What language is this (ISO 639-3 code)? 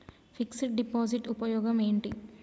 tel